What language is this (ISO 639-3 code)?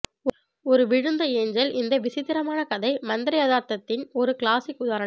tam